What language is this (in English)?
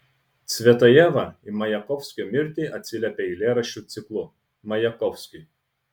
Lithuanian